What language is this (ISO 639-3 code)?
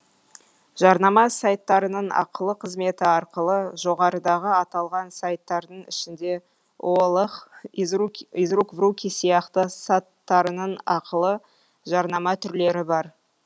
kaz